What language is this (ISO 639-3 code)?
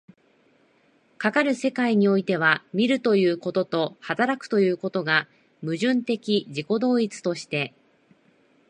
jpn